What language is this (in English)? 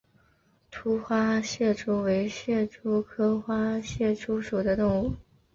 Chinese